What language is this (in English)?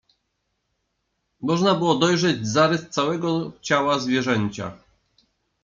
Polish